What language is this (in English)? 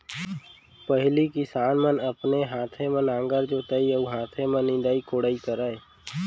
Chhattisgarhi